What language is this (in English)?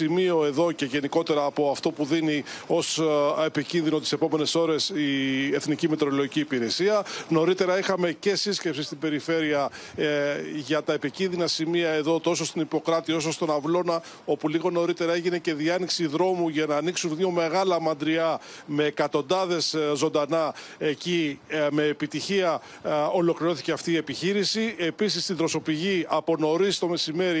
Greek